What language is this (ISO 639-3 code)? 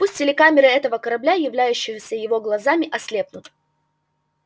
rus